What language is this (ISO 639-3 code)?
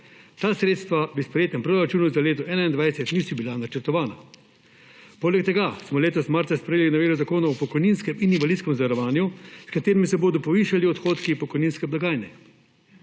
slv